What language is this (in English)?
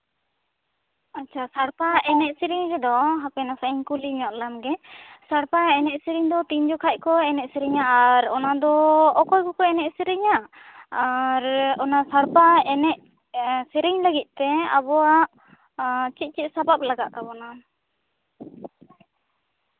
Santali